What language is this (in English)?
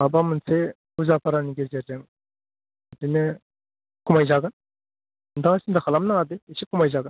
Bodo